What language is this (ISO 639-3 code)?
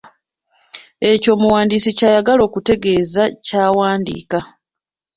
lug